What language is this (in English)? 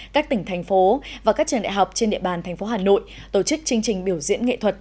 Vietnamese